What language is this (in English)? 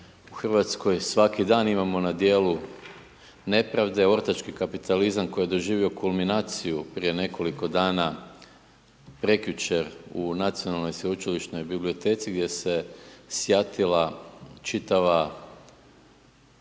Croatian